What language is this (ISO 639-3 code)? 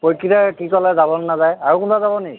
asm